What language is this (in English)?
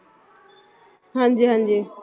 Punjabi